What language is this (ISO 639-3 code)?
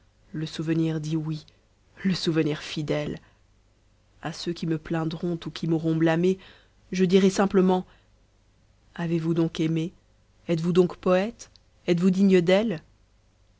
fra